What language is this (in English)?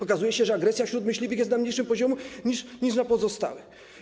Polish